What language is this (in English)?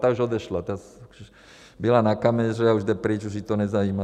Czech